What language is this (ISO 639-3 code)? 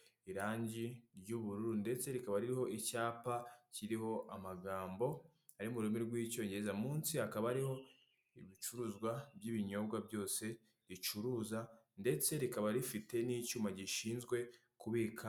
kin